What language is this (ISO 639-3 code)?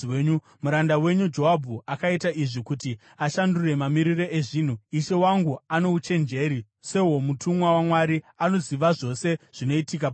sna